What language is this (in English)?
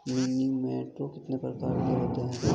Hindi